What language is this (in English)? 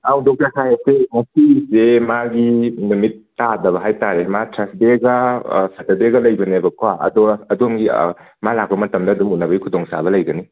Manipuri